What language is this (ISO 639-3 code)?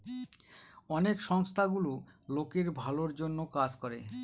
ben